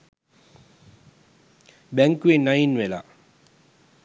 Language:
Sinhala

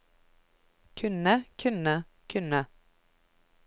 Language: Norwegian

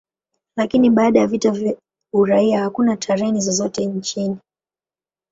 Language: Swahili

